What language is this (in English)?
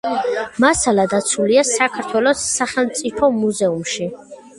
Georgian